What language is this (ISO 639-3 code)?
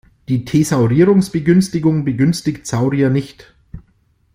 deu